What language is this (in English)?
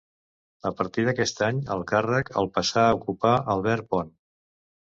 Catalan